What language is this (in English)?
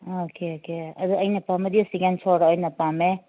Manipuri